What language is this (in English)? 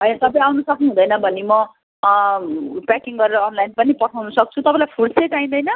Nepali